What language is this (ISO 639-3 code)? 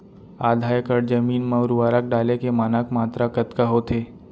hne